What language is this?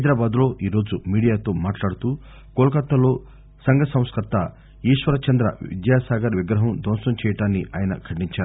Telugu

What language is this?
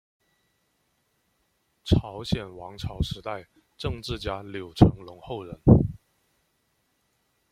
Chinese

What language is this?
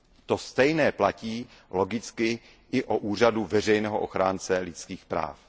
Czech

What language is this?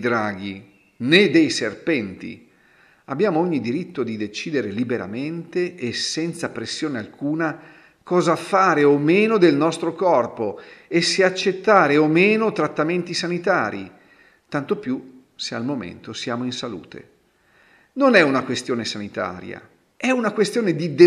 Italian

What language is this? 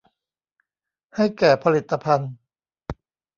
Thai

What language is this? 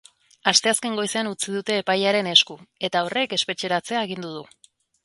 Basque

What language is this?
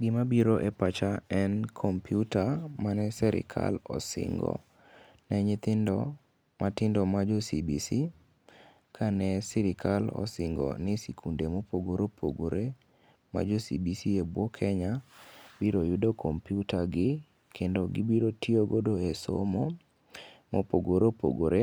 Luo (Kenya and Tanzania)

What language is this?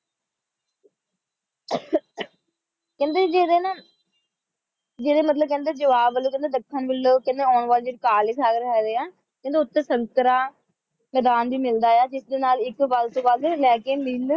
Punjabi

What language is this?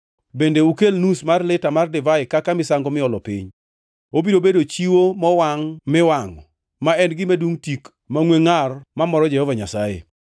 Luo (Kenya and Tanzania)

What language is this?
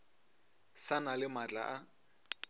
Northern Sotho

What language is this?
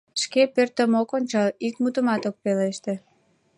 Mari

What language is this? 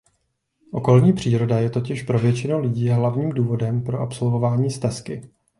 Czech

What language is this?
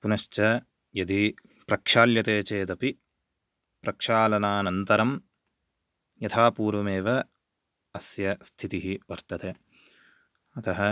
Sanskrit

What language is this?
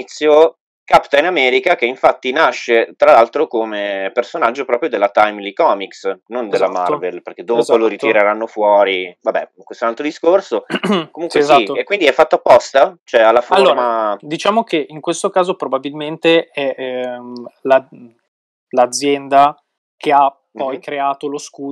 Italian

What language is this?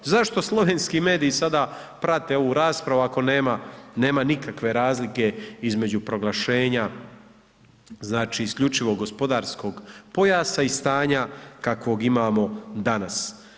Croatian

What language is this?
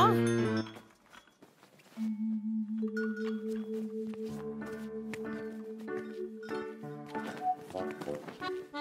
Turkish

